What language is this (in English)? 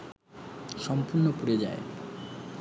Bangla